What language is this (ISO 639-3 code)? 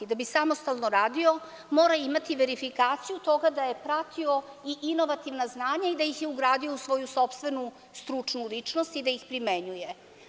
srp